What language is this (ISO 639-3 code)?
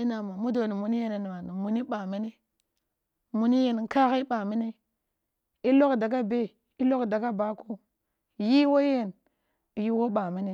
bbu